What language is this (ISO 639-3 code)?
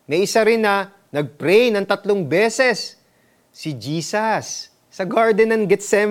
fil